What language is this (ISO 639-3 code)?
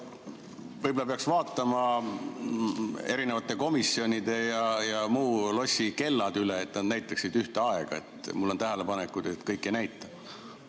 est